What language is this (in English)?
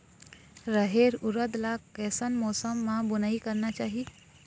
Chhattisgarhi